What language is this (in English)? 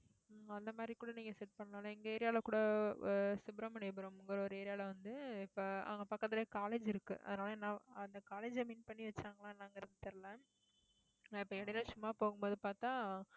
Tamil